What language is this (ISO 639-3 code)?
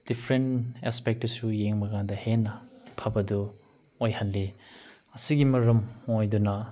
mni